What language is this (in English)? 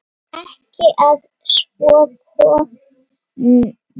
Icelandic